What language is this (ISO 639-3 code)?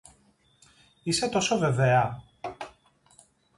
ell